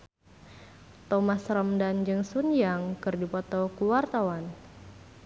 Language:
Sundanese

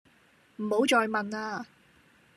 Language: Cantonese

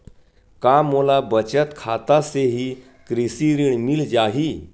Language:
Chhattisgarhi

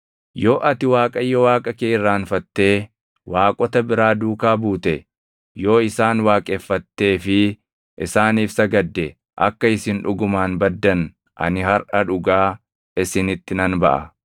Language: Oromo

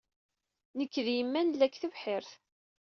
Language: Kabyle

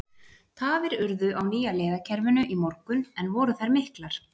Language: Icelandic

